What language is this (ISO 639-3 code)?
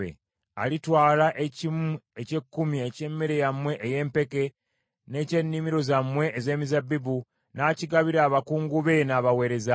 lug